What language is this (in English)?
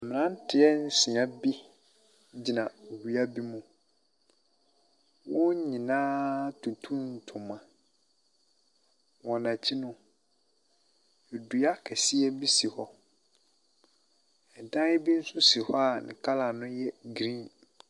Akan